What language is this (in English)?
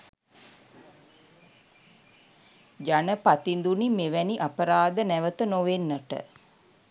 Sinhala